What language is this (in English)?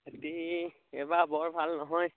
Assamese